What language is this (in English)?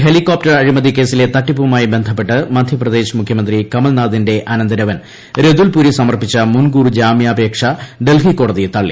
Malayalam